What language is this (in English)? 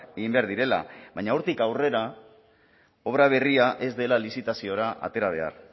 Basque